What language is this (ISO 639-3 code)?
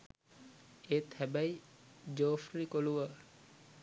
sin